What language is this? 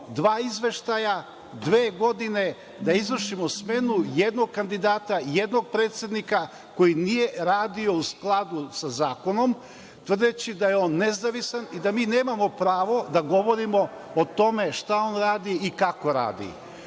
Serbian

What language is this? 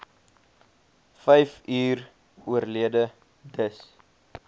Afrikaans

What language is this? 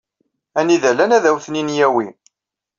Kabyle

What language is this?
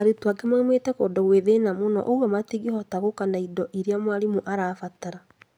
Kikuyu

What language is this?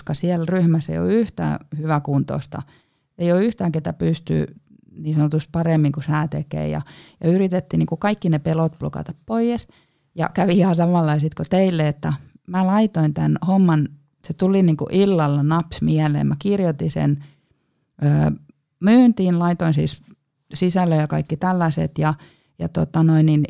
Finnish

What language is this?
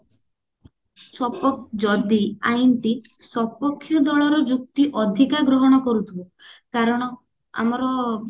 Odia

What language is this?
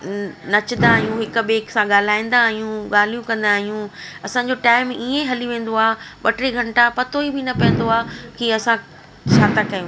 Sindhi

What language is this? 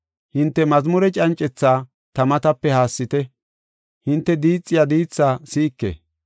Gofa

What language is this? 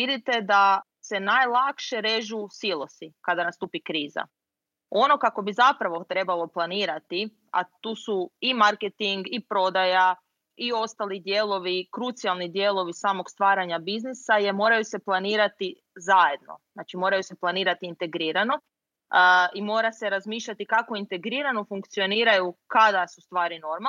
Croatian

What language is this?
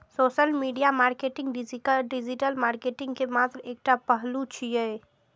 Maithili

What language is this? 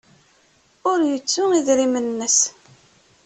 Kabyle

